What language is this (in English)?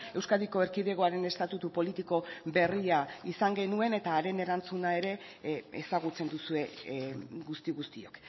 Basque